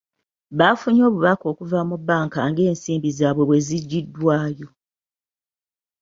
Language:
Ganda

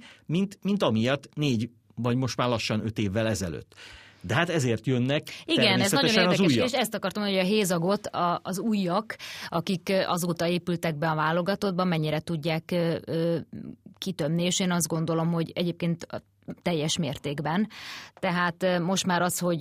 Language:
Hungarian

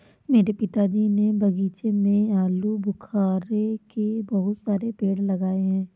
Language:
Hindi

